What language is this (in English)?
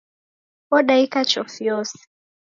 Taita